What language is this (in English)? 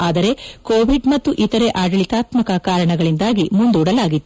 Kannada